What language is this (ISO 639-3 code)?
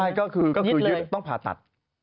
tha